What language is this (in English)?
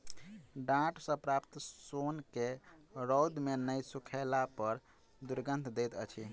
Maithili